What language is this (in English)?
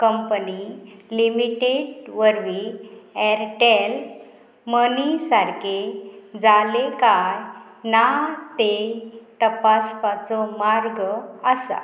Konkani